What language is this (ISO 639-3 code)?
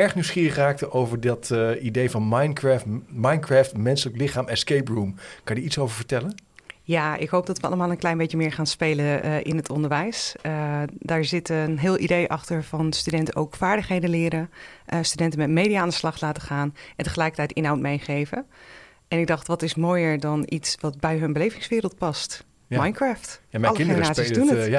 nld